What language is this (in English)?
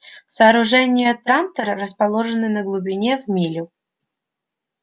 Russian